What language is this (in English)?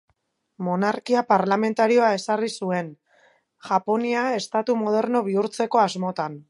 Basque